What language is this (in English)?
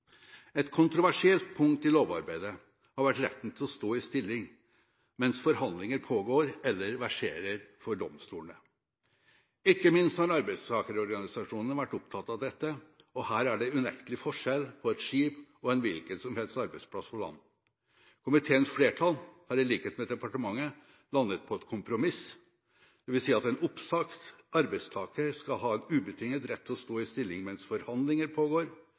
Norwegian Bokmål